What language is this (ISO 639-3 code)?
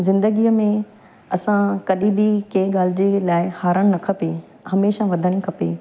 snd